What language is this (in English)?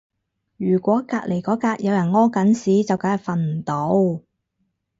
Cantonese